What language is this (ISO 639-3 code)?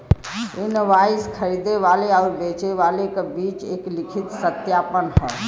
bho